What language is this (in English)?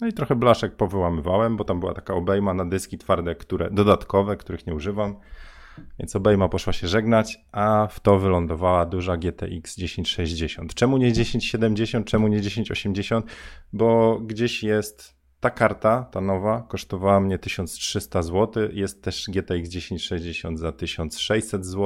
Polish